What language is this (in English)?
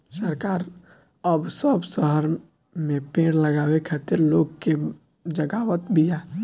Bhojpuri